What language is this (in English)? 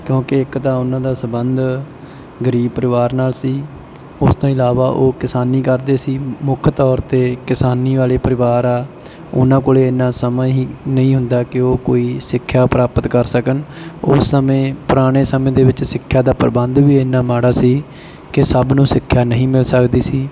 Punjabi